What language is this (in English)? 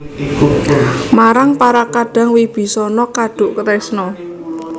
Javanese